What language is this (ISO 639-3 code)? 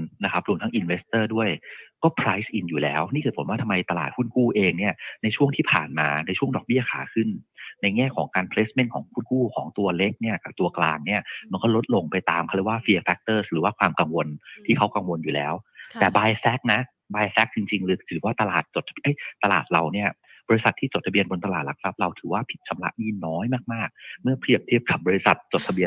tha